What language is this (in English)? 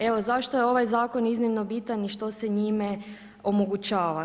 Croatian